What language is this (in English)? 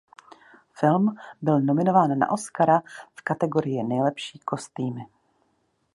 Czech